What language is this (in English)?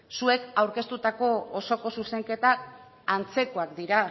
Basque